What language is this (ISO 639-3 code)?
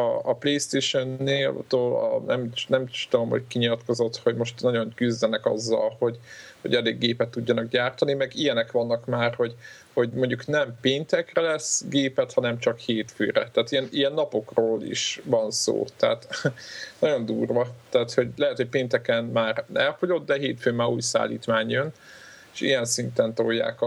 hun